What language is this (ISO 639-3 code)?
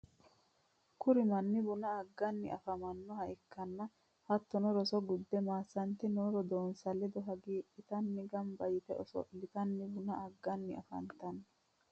sid